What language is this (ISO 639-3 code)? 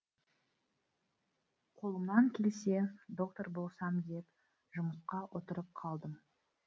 kaz